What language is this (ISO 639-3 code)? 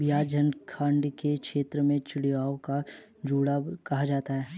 hin